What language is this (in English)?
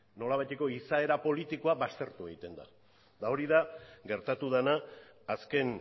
Basque